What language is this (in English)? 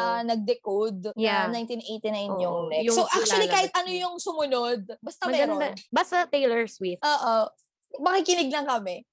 Filipino